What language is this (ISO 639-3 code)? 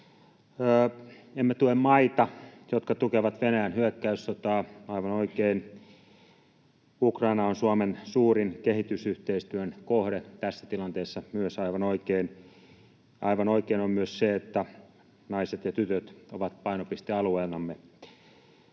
fin